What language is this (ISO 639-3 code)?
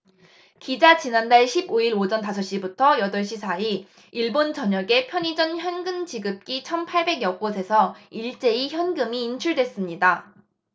kor